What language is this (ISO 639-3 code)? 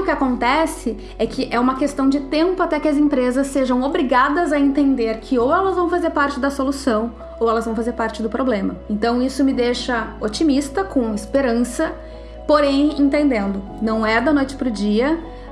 por